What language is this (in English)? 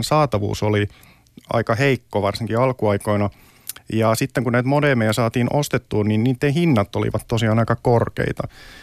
Finnish